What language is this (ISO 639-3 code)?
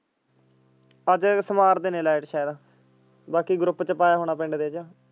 pan